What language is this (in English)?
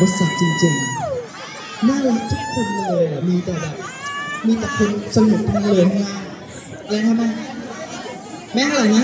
Thai